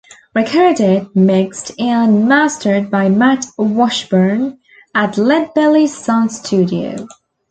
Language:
English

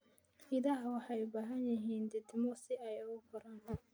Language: Somali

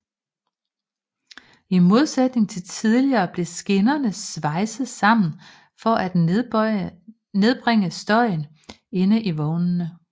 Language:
Danish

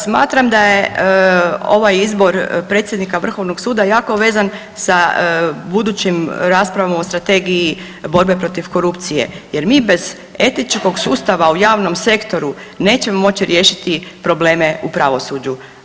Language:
Croatian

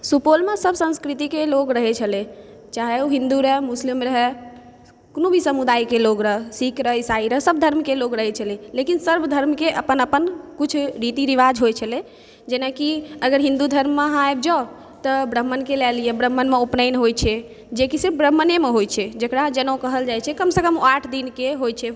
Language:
Maithili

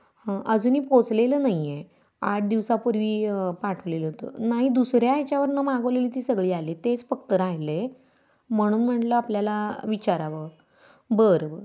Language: Marathi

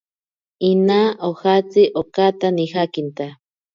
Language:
Ashéninka Perené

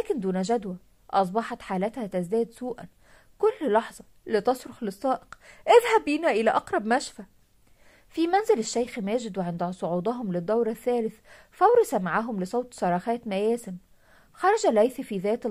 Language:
Arabic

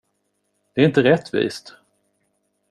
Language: Swedish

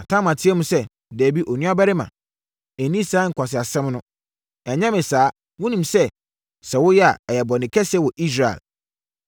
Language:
Akan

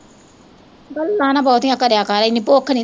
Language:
Punjabi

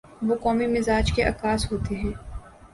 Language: Urdu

